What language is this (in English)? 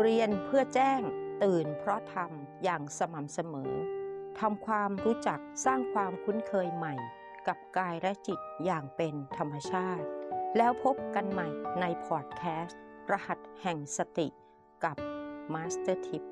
Thai